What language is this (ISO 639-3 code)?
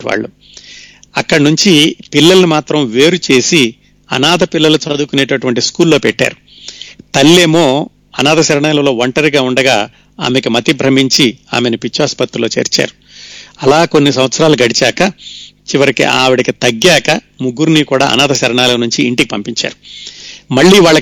tel